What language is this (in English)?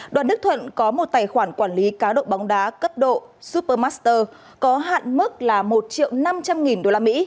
Vietnamese